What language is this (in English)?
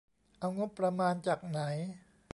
Thai